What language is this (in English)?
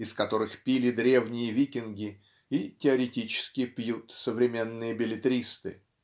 Russian